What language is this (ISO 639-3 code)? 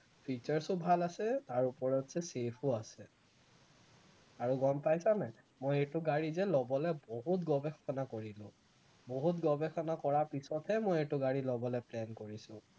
asm